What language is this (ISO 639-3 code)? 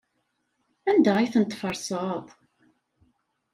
kab